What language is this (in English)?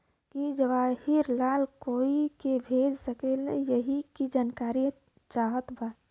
Bhojpuri